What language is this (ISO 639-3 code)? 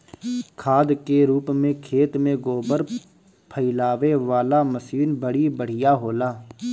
bho